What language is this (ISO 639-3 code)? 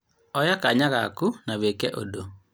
kik